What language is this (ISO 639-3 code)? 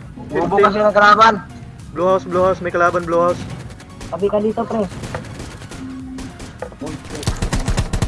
ind